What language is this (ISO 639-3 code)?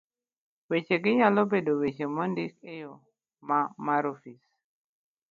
luo